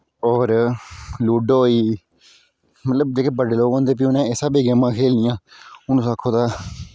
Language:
Dogri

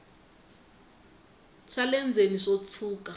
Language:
Tsonga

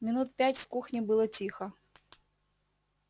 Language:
Russian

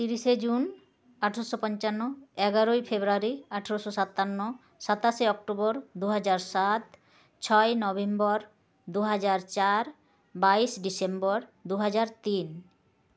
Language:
Santali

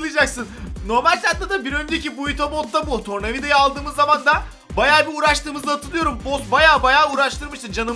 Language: Turkish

